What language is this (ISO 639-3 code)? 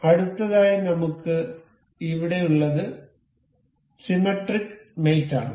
mal